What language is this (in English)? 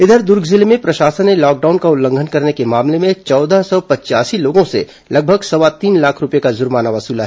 Hindi